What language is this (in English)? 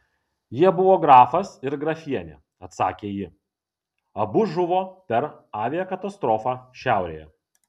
Lithuanian